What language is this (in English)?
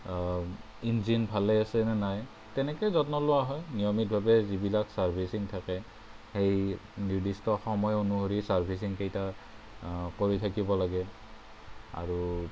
Assamese